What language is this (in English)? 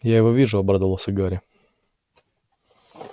Russian